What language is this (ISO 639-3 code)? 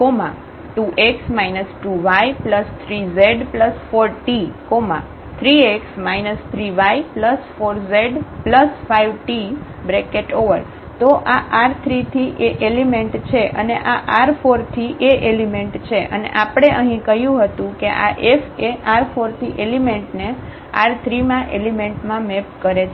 guj